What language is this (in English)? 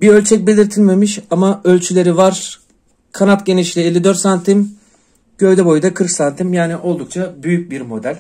Turkish